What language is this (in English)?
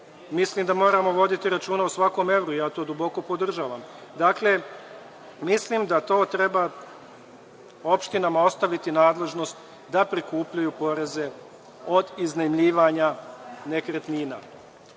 Serbian